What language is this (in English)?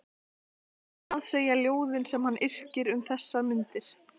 Icelandic